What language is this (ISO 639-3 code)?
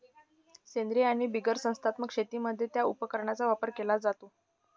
mar